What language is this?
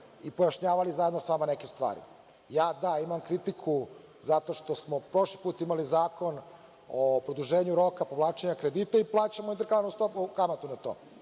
Serbian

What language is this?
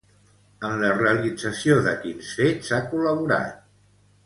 Catalan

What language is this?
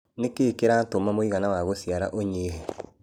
Kikuyu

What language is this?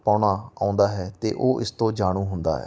Punjabi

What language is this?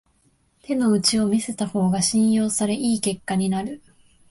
Japanese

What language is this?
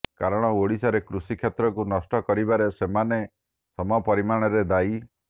Odia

